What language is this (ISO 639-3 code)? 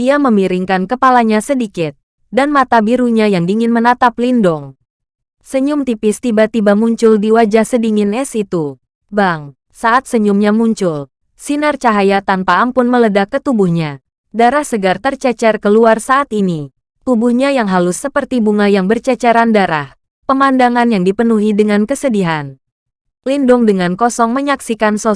ind